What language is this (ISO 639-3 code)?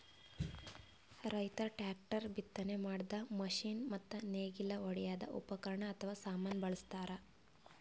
kan